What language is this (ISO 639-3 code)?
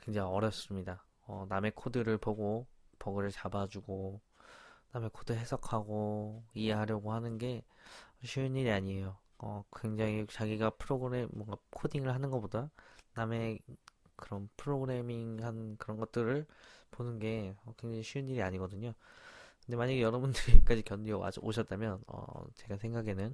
kor